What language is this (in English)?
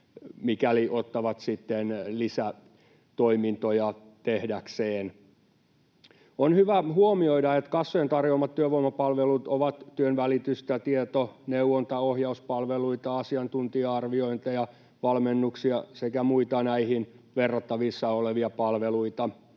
Finnish